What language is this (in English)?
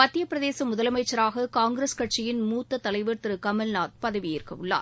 Tamil